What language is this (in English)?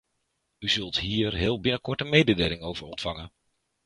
Dutch